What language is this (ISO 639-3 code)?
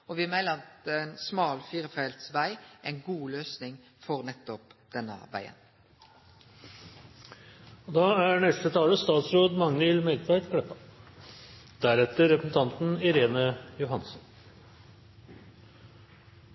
nno